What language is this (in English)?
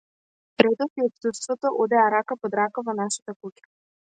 Macedonian